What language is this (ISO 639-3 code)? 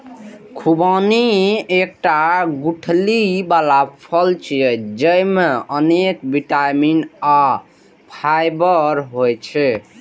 mai